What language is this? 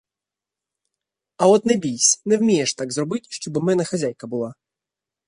Ukrainian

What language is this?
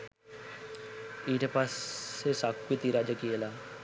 Sinhala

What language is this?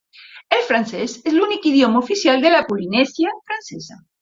Catalan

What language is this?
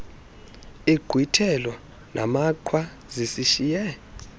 Xhosa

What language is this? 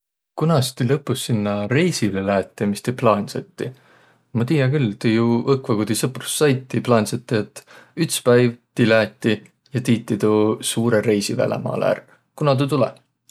Võro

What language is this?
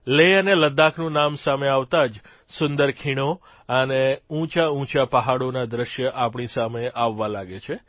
Gujarati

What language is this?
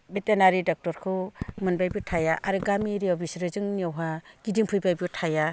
Bodo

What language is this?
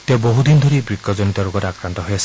Assamese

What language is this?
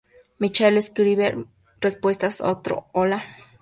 Spanish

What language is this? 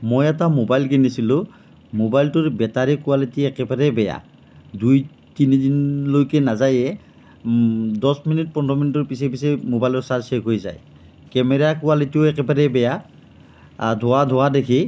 Assamese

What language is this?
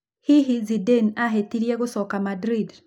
Kikuyu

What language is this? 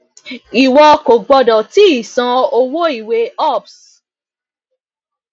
Yoruba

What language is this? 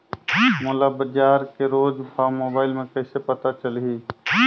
Chhattisgarhi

